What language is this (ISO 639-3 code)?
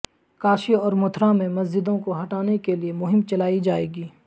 urd